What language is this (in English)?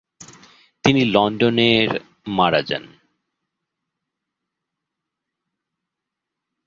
Bangla